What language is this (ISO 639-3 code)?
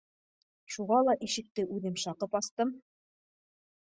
bak